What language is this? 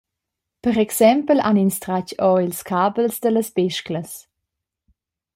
Romansh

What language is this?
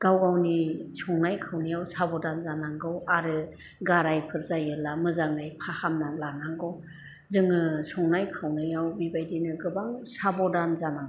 Bodo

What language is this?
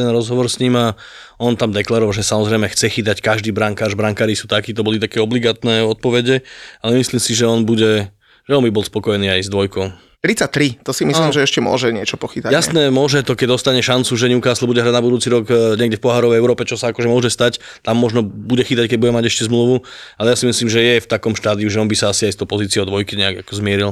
Slovak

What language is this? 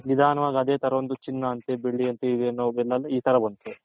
Kannada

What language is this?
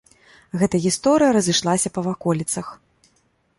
Belarusian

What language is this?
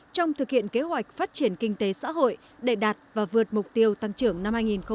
Vietnamese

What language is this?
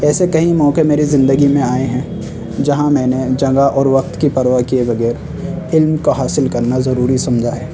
Urdu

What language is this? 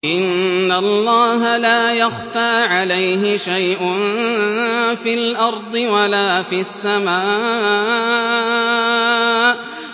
Arabic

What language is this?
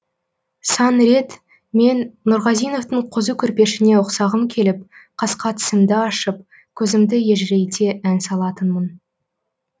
Kazakh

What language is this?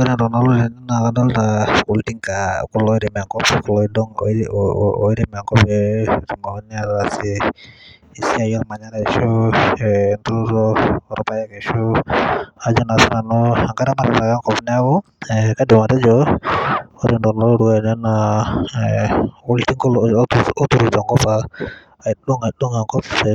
Masai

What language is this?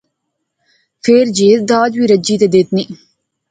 Pahari-Potwari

